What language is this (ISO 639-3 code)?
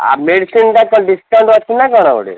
ori